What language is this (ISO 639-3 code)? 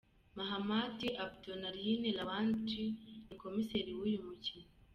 kin